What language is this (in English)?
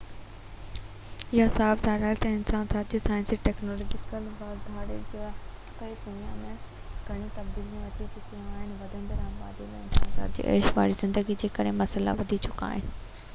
Sindhi